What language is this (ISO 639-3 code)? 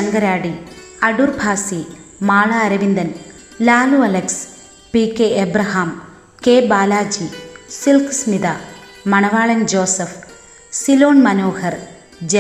mal